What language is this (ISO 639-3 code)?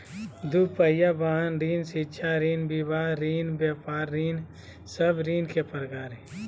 mag